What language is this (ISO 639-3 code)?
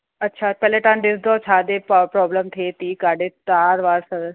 snd